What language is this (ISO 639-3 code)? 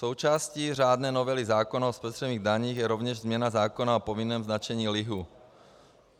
ces